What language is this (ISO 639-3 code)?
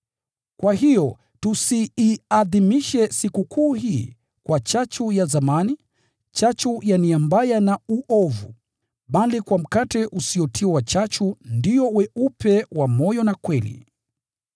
swa